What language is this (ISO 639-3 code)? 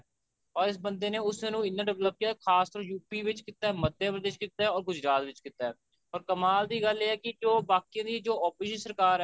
pan